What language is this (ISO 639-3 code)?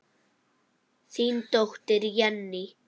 isl